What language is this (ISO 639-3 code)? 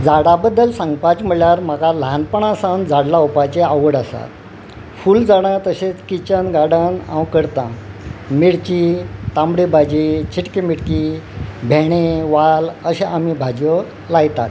kok